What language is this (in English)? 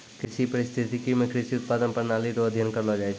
Maithili